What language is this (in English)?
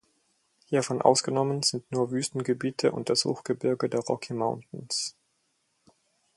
German